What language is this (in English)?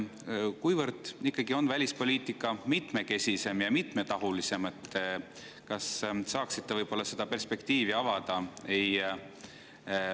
Estonian